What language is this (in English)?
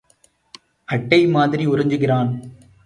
Tamil